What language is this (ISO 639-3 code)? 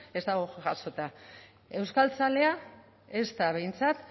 eus